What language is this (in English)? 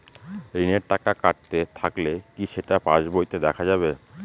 Bangla